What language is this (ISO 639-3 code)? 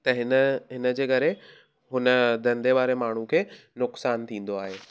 snd